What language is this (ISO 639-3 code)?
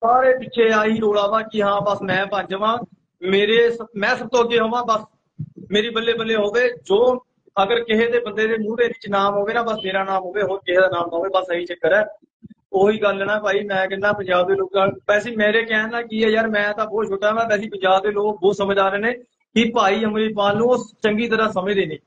pan